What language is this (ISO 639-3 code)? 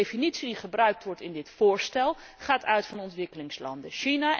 nld